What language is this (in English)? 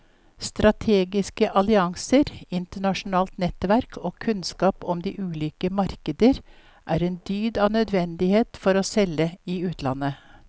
Norwegian